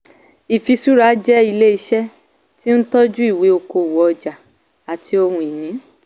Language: Yoruba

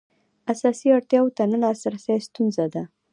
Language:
Pashto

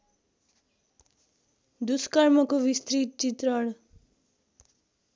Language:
Nepali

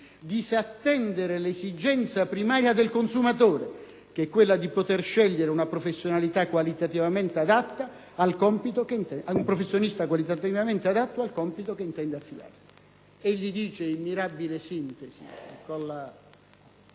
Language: Italian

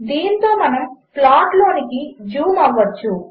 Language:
Telugu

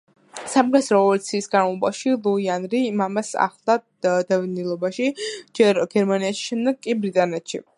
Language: Georgian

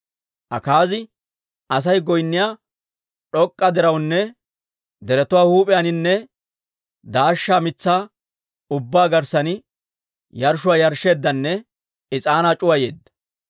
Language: Dawro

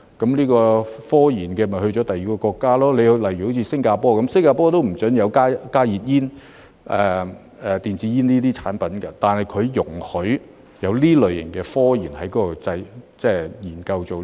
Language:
Cantonese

